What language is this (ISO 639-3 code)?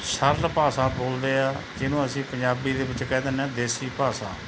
pan